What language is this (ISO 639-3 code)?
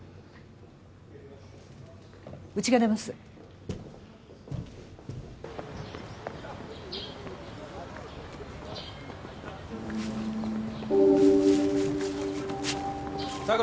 jpn